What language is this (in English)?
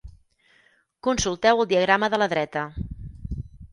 Catalan